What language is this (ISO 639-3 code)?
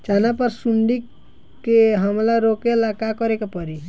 bho